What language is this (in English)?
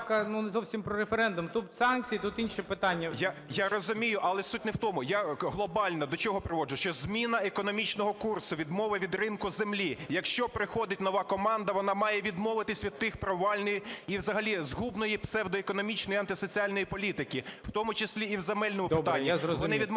Ukrainian